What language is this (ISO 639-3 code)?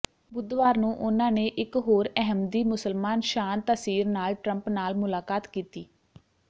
pan